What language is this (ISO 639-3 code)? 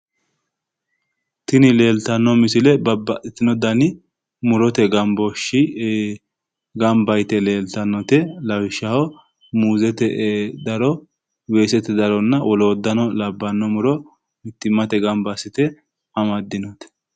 sid